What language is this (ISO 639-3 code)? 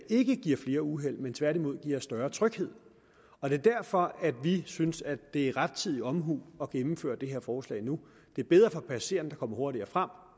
dan